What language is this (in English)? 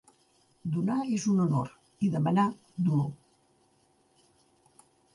Catalan